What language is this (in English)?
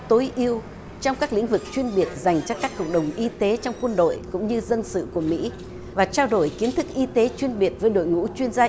Vietnamese